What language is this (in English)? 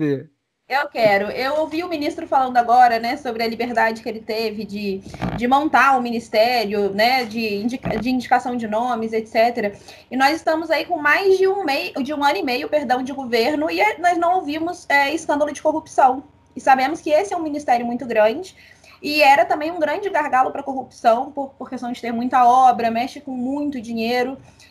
Portuguese